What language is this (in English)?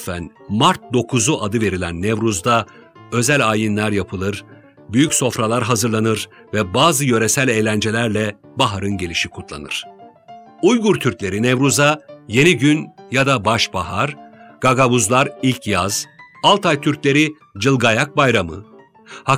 Turkish